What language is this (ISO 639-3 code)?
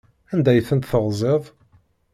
kab